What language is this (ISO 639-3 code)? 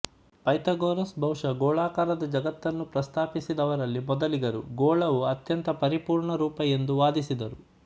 kan